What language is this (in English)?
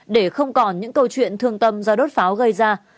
Vietnamese